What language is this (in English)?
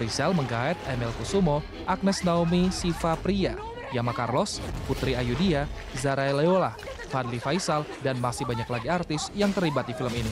Indonesian